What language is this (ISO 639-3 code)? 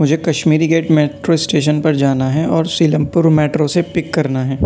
urd